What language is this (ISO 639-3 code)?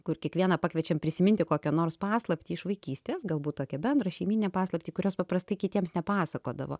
lit